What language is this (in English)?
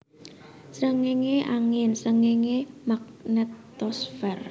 Javanese